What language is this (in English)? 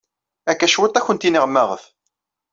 Kabyle